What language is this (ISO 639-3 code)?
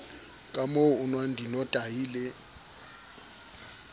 sot